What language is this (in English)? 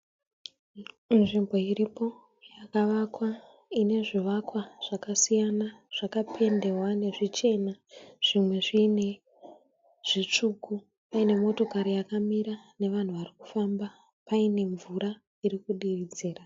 Shona